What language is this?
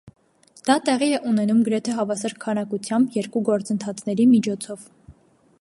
Armenian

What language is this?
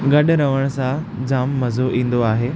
Sindhi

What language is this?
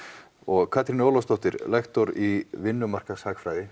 Icelandic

